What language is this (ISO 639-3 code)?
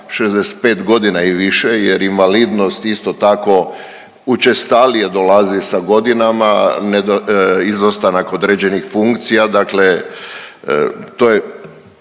hrv